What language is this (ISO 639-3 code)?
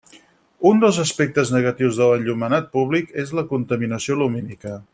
cat